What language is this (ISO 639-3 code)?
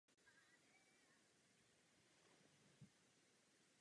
ces